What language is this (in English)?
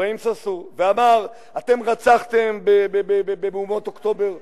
Hebrew